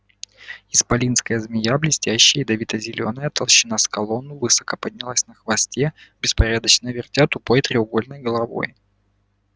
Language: Russian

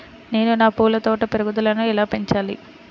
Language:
Telugu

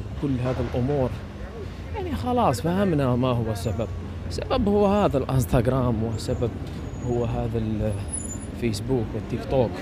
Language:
Arabic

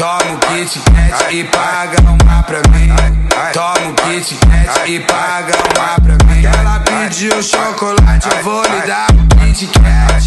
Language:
Portuguese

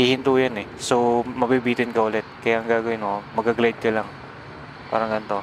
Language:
Filipino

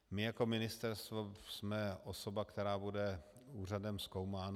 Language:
Czech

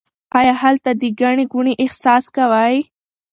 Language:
Pashto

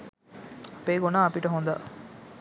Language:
Sinhala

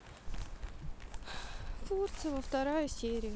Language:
Russian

